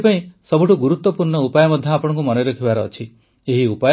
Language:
Odia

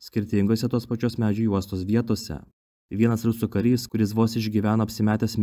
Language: Lithuanian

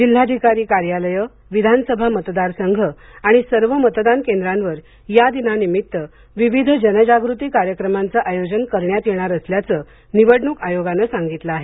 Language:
Marathi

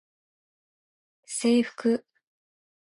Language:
Japanese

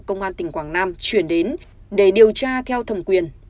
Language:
Vietnamese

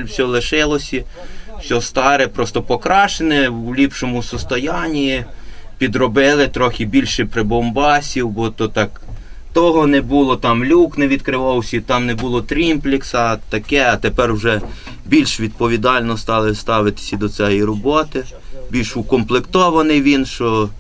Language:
Ukrainian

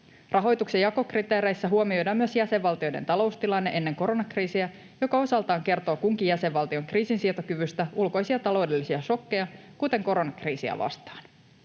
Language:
Finnish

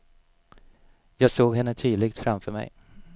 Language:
Swedish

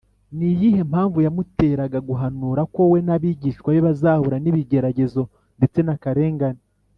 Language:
Kinyarwanda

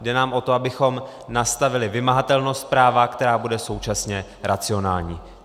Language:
Czech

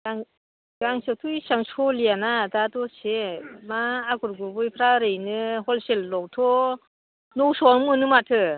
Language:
Bodo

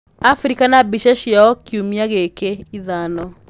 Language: Kikuyu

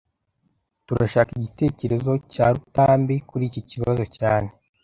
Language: Kinyarwanda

